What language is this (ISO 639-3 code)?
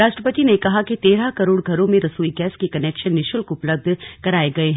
hin